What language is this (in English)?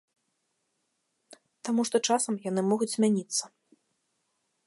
Belarusian